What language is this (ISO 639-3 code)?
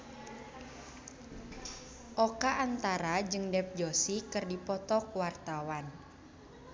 sun